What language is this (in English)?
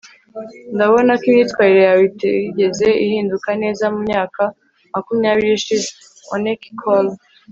Kinyarwanda